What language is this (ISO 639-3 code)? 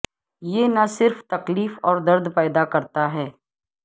urd